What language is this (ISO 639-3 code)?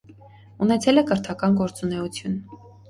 hye